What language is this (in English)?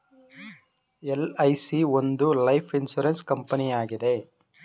Kannada